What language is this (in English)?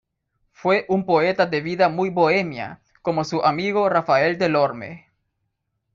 Spanish